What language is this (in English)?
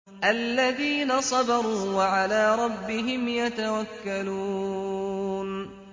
Arabic